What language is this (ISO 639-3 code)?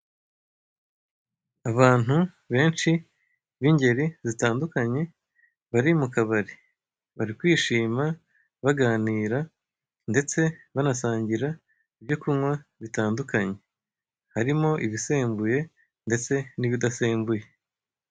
kin